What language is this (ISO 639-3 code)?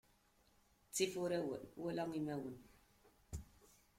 kab